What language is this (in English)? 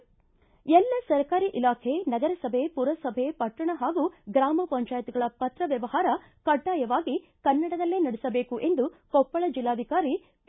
Kannada